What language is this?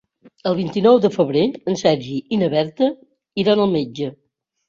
Catalan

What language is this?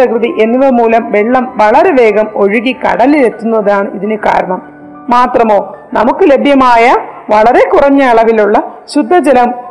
Malayalam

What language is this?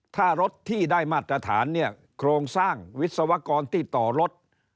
Thai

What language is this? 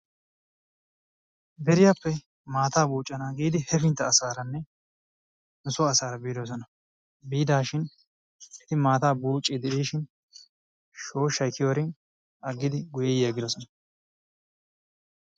Wolaytta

